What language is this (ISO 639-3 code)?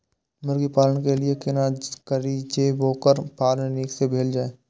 mai